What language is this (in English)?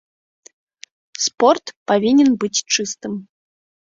Belarusian